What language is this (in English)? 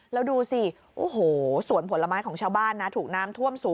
Thai